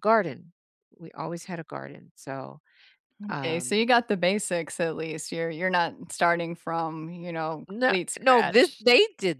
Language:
English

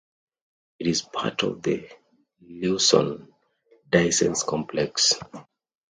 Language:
English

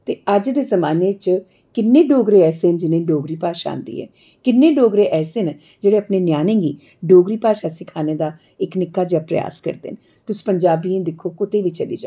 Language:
Dogri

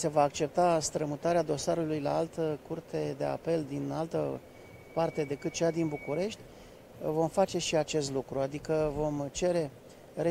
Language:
Romanian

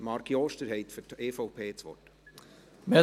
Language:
Swiss German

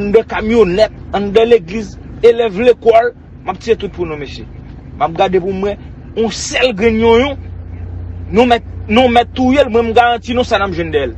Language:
French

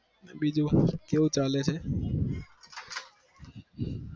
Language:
Gujarati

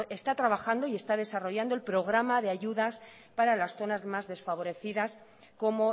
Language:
Spanish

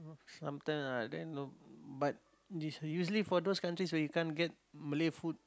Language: English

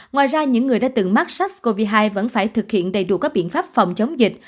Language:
Vietnamese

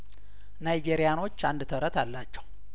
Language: Amharic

